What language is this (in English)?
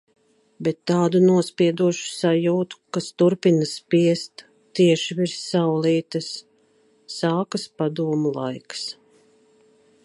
Latvian